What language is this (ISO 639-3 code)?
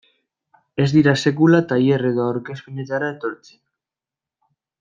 eus